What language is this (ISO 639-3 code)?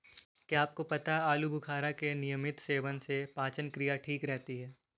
hin